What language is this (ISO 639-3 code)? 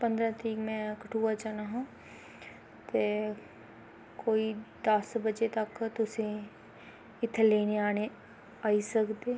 doi